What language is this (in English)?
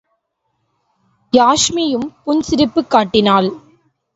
Tamil